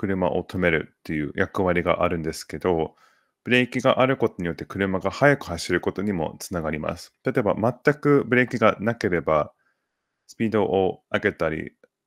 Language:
Japanese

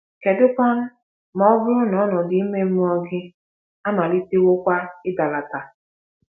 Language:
Igbo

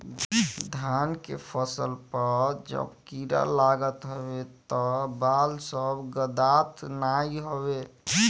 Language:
Bhojpuri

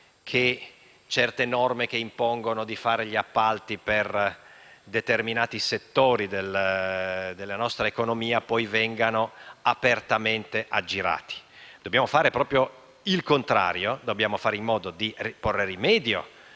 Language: Italian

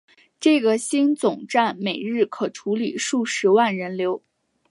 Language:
Chinese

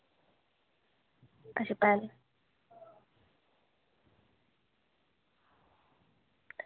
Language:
Dogri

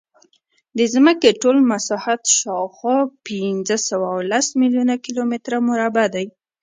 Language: Pashto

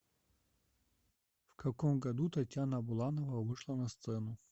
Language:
Russian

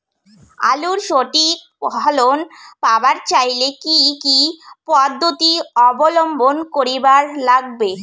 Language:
Bangla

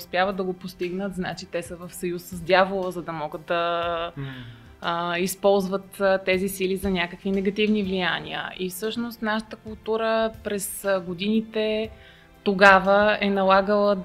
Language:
Bulgarian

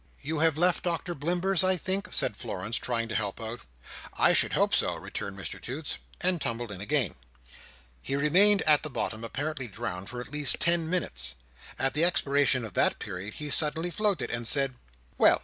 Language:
English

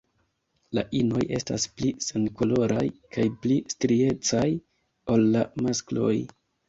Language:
Esperanto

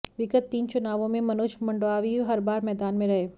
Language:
Hindi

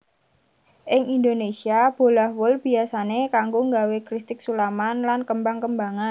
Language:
Javanese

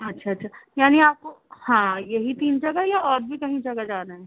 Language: Urdu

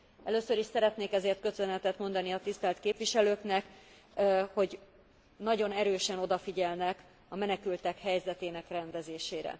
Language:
Hungarian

